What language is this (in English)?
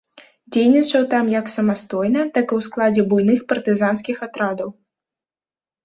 Belarusian